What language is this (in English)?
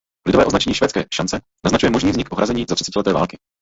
Czech